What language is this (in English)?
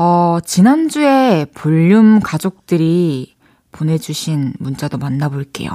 Korean